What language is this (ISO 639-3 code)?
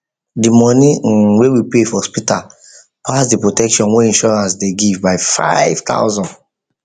pcm